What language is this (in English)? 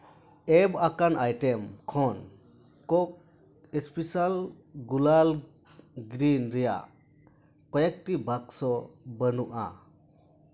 Santali